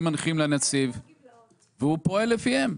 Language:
Hebrew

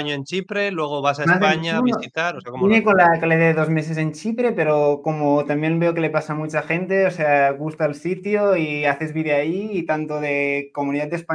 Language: Spanish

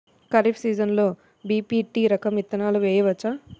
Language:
Telugu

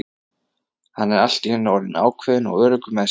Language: Icelandic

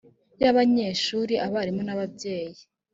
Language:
Kinyarwanda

